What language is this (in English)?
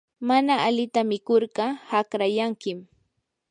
Yanahuanca Pasco Quechua